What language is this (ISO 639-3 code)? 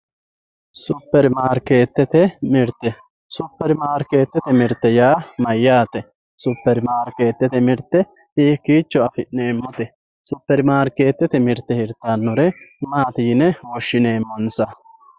sid